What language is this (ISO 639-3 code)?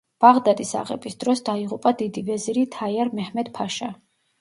kat